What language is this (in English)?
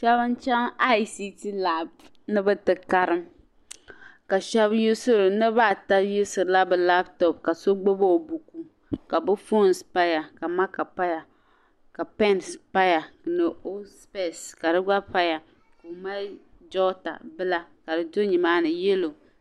Dagbani